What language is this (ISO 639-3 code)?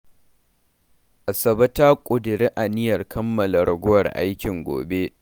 hau